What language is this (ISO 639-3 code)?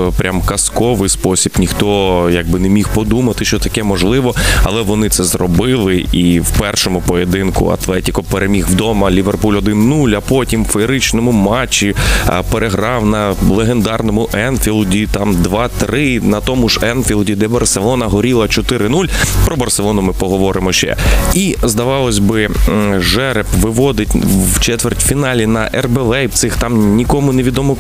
ukr